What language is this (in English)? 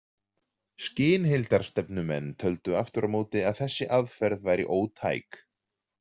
Icelandic